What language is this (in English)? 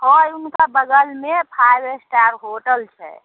Maithili